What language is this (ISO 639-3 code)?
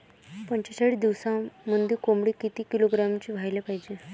mar